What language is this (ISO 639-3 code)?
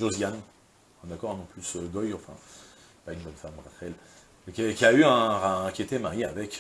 fra